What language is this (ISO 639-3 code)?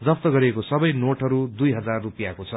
nep